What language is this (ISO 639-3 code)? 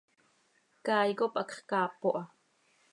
sei